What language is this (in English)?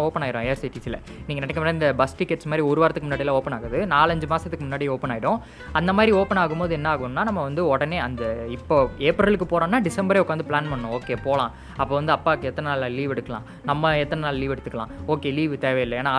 Tamil